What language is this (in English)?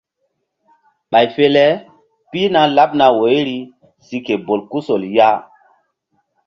Mbum